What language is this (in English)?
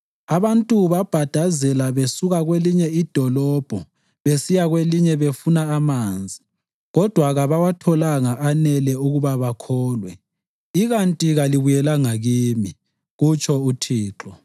North Ndebele